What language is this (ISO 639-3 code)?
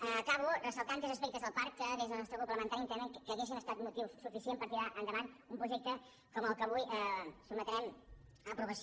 cat